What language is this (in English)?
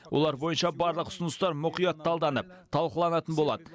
Kazakh